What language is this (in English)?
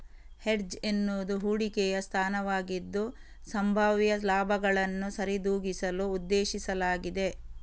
Kannada